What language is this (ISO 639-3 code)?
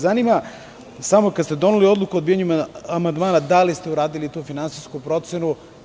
srp